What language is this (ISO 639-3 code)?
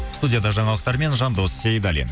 kaz